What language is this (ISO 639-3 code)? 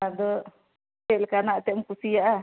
sat